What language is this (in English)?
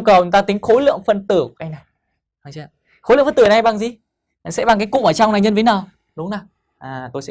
Vietnamese